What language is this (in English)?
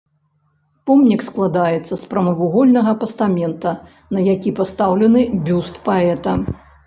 Belarusian